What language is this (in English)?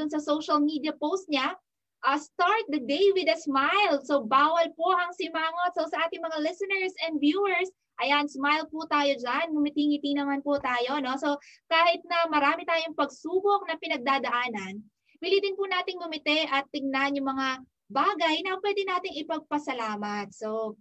Filipino